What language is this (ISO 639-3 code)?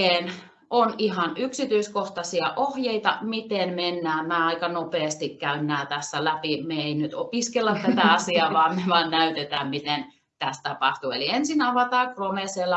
fin